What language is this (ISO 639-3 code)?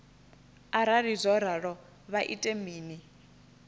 ven